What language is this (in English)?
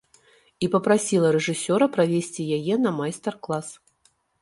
Belarusian